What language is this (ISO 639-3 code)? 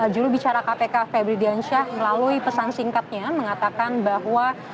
ind